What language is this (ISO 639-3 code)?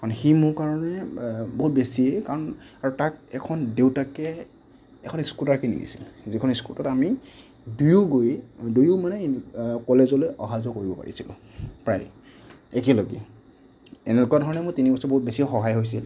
asm